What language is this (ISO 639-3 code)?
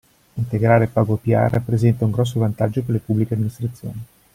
ita